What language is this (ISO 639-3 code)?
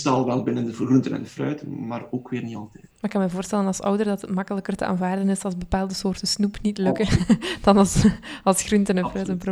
nld